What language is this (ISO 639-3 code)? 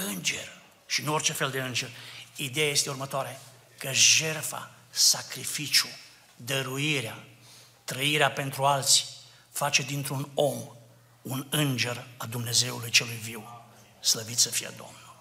ron